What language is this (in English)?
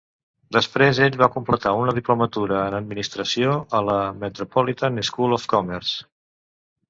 Catalan